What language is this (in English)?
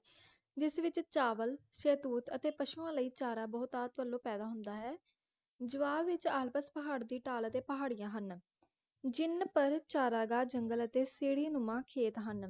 Punjabi